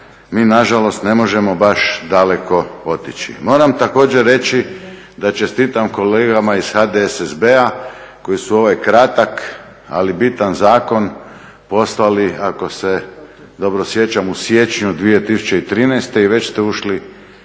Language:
Croatian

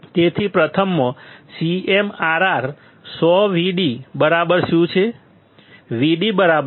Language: Gujarati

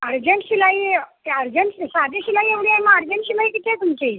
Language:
Marathi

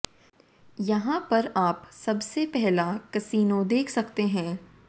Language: Hindi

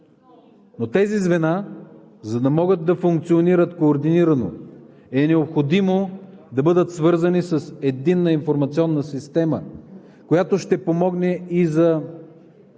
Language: Bulgarian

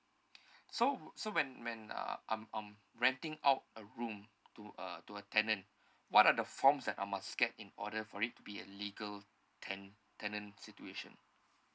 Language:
English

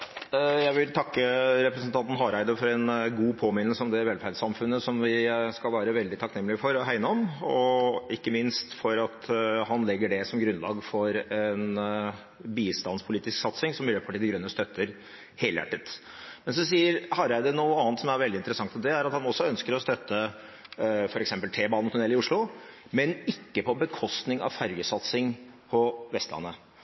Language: Norwegian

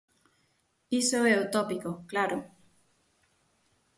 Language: Galician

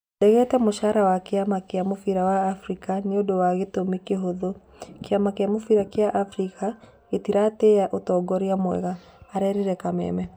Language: Kikuyu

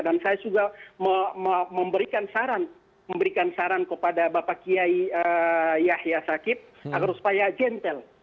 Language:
Indonesian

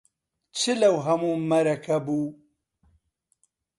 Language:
Central Kurdish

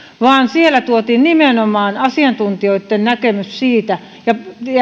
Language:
Finnish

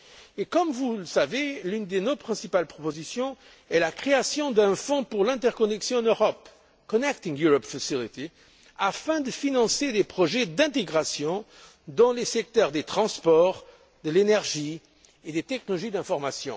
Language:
French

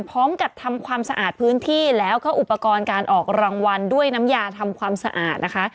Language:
Thai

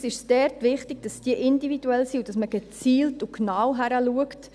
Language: Swiss German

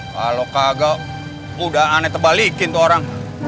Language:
Indonesian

